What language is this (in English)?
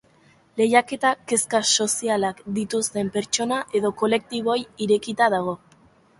Basque